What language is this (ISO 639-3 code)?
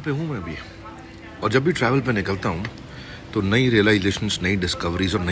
hin